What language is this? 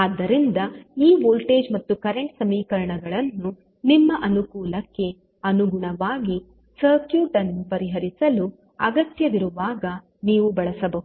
Kannada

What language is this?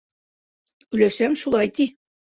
Bashkir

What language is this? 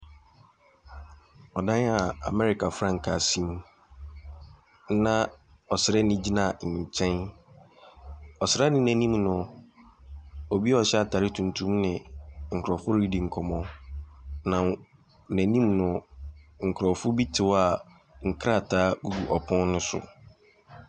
Akan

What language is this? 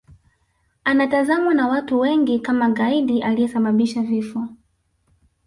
Swahili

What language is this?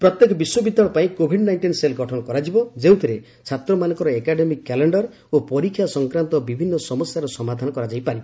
Odia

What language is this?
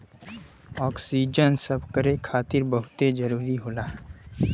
Bhojpuri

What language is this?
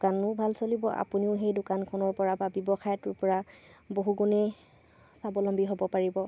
Assamese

